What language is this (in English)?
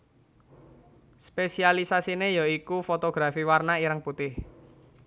Javanese